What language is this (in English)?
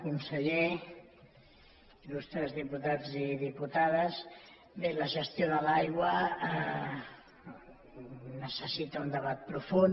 Catalan